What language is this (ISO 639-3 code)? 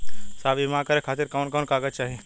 bho